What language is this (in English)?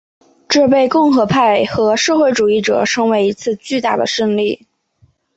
Chinese